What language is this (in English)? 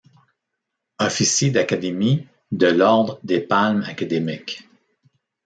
French